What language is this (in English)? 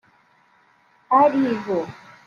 Kinyarwanda